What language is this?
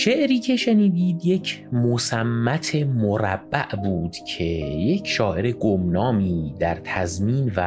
Persian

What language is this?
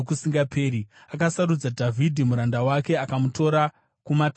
Shona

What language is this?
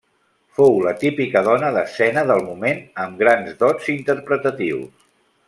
Catalan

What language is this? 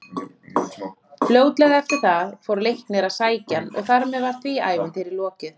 Icelandic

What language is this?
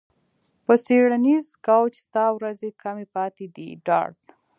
Pashto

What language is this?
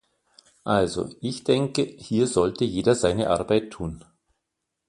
German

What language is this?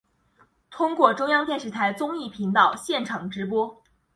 Chinese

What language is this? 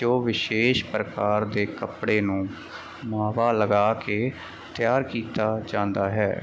Punjabi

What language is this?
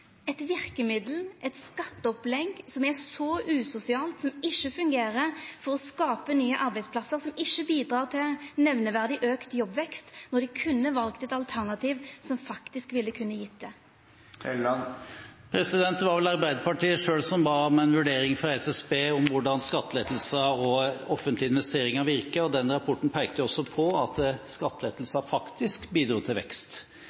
Norwegian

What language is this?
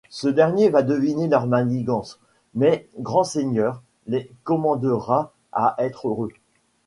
French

